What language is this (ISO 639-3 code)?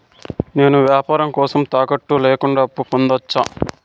tel